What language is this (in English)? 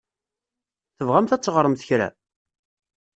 Kabyle